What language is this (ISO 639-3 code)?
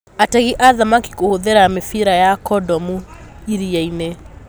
kik